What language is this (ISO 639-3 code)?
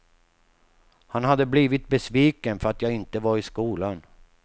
swe